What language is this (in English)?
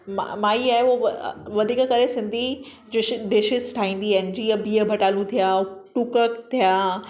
Sindhi